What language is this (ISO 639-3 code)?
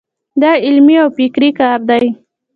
pus